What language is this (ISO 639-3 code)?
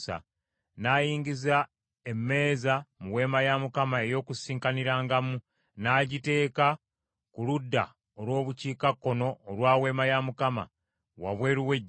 lug